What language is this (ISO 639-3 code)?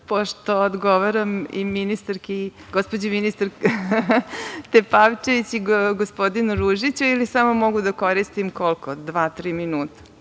srp